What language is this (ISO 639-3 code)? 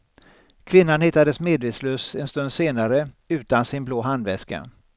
swe